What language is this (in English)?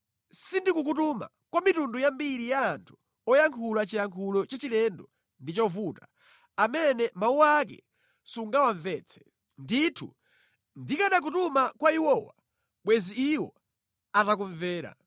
Nyanja